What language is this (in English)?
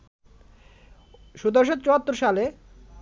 Bangla